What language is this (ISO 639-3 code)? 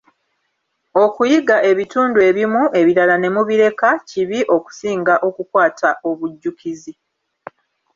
lug